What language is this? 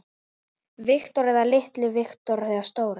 Icelandic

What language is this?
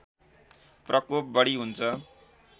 Nepali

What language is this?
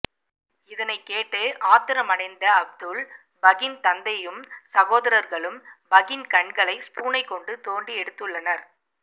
Tamil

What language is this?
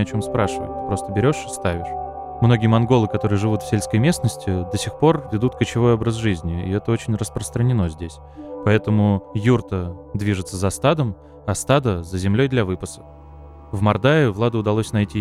Russian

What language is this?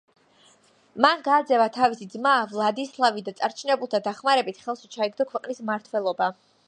Georgian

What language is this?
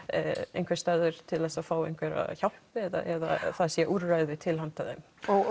Icelandic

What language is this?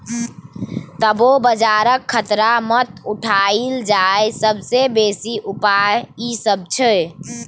Maithili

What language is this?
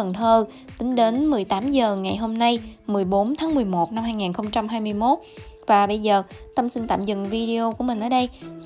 Vietnamese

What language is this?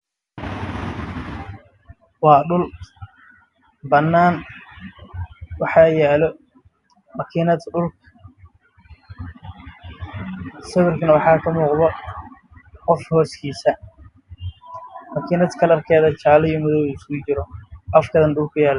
Somali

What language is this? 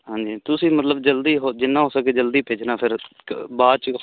Punjabi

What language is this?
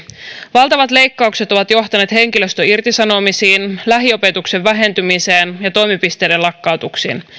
Finnish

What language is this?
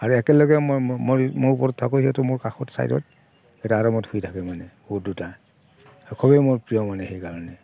Assamese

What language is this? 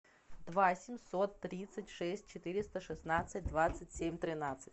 Russian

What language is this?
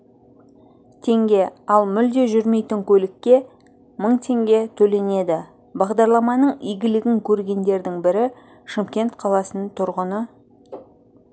Kazakh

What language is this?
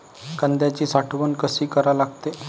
Marathi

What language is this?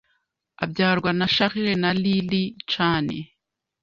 Kinyarwanda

